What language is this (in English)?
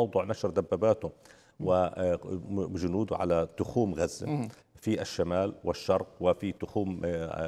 Arabic